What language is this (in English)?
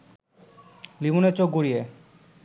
Bangla